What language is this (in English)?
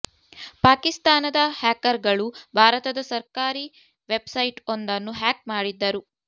Kannada